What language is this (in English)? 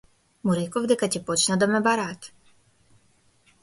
Macedonian